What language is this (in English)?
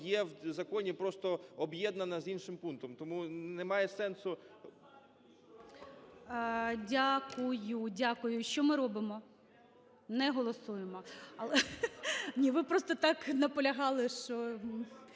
Ukrainian